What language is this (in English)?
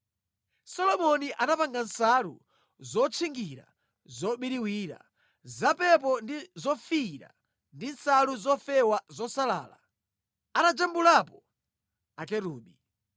Nyanja